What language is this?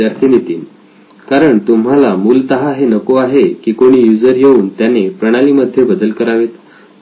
Marathi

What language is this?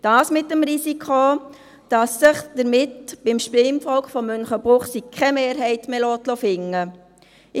Swiss German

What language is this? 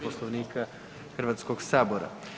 Croatian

